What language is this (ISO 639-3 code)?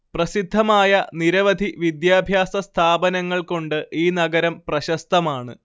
mal